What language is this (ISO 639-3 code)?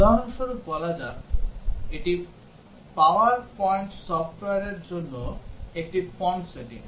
ben